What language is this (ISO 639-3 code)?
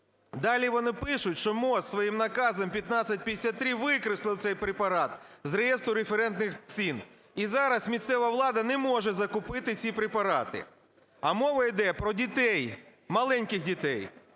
ukr